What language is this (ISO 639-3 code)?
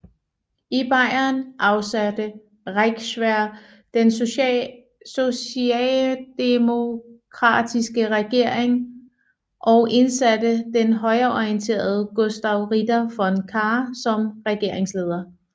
dan